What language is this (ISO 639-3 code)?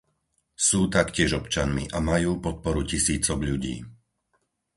slk